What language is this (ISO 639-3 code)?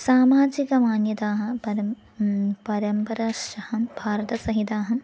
san